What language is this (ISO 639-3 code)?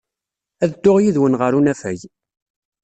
kab